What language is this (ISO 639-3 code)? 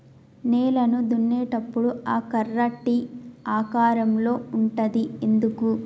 tel